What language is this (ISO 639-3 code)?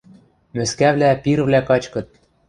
mrj